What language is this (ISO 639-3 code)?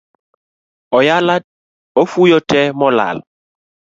luo